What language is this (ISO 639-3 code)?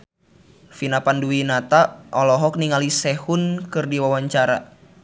sun